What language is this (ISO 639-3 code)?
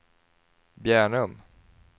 swe